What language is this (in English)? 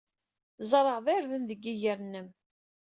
Kabyle